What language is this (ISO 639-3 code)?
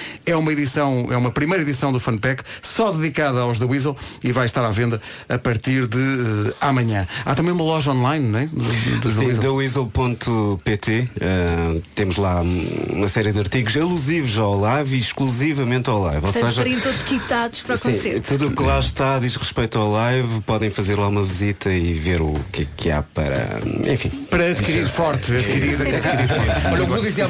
por